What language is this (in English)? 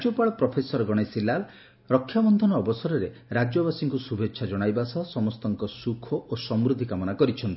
Odia